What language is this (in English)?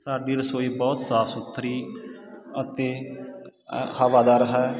Punjabi